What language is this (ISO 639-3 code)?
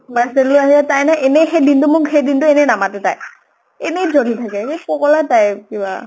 asm